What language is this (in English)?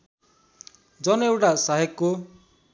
Nepali